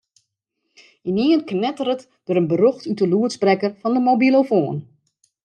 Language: Western Frisian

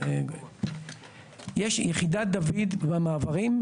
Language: Hebrew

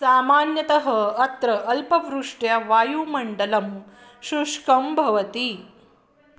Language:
Sanskrit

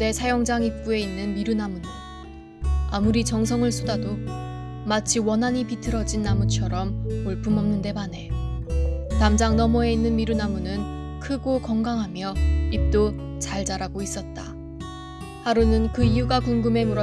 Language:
Korean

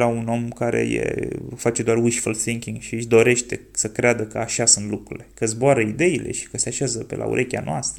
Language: Romanian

